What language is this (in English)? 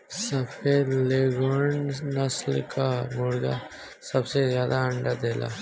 Bhojpuri